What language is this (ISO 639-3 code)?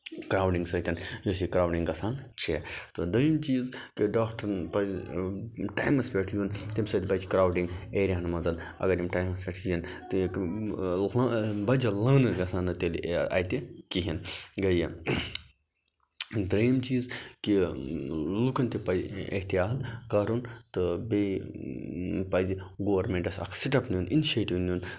kas